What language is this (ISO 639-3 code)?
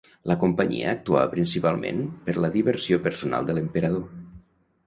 cat